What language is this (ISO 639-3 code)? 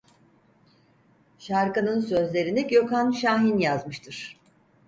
tur